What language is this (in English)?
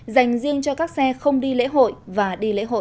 Vietnamese